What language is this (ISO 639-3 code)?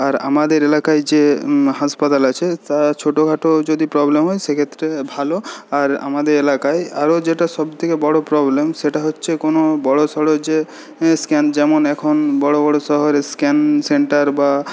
ben